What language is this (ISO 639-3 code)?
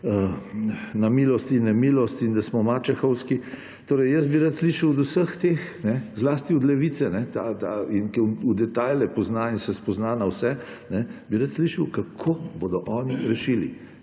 slv